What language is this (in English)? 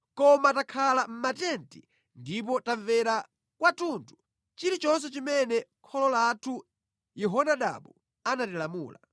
Nyanja